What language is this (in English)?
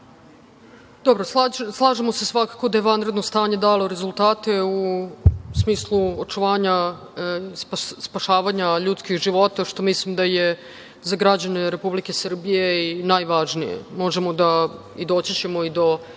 Serbian